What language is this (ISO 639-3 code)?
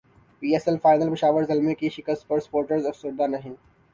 urd